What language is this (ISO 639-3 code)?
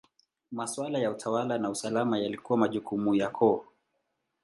swa